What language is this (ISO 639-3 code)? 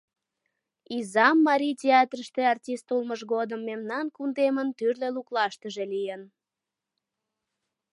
chm